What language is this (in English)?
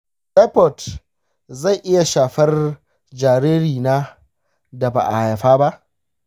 Hausa